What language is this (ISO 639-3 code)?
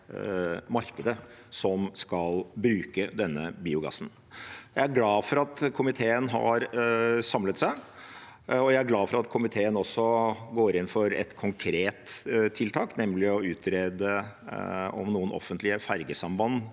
nor